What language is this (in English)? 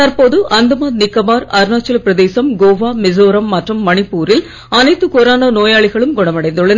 Tamil